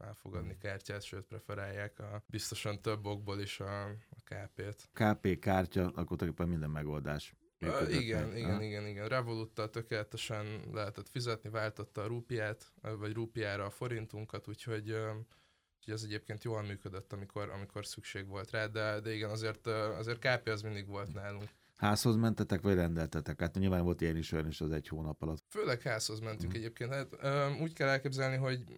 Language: Hungarian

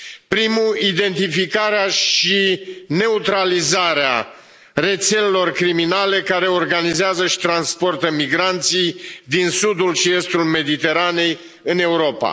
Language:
Romanian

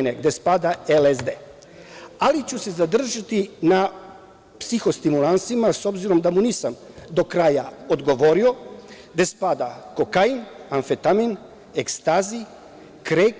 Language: Serbian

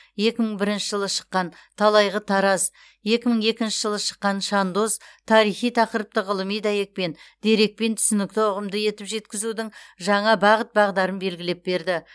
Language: Kazakh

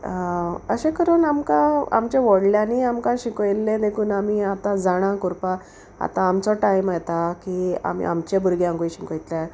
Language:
Konkani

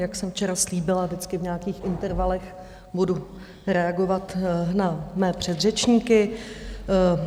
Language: Czech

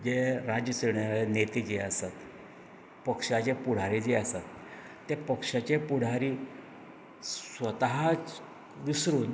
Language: Konkani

